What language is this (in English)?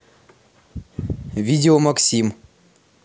Russian